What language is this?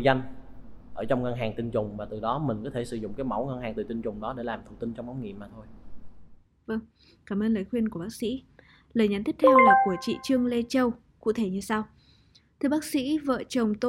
Vietnamese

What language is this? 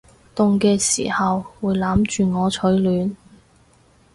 Cantonese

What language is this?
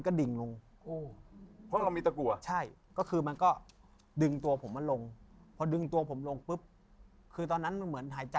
Thai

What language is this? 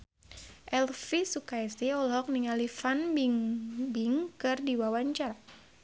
Sundanese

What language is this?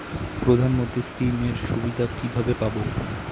Bangla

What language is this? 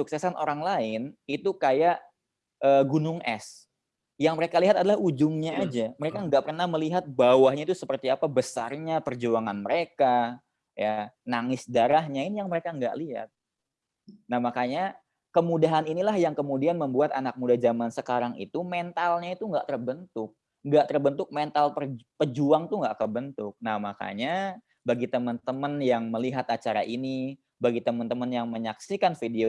Indonesian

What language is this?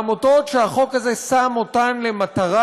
Hebrew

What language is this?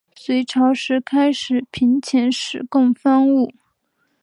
Chinese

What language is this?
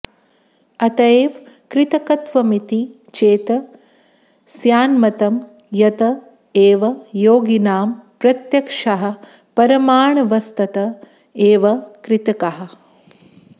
Sanskrit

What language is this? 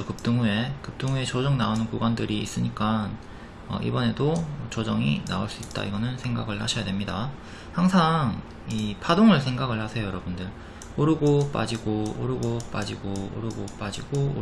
Korean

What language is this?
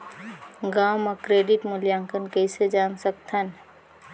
Chhattisgarhi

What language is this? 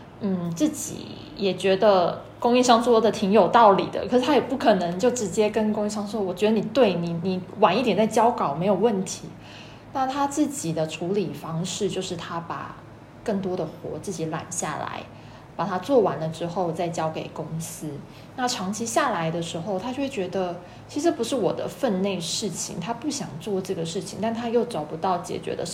Chinese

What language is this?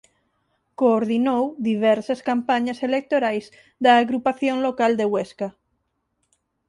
Galician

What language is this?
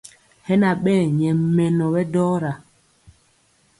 Mpiemo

